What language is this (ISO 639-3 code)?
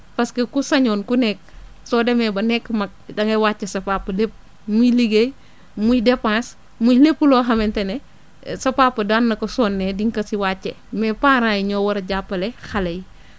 wol